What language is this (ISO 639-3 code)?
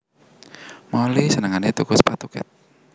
jav